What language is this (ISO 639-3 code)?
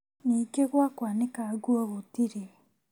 kik